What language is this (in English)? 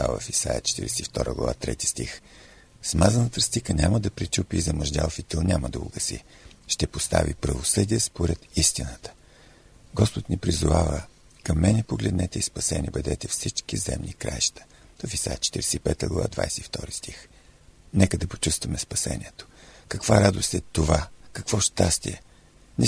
Bulgarian